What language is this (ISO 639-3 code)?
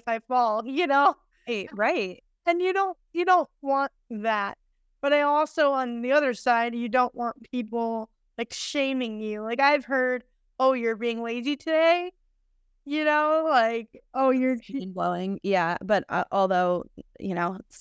eng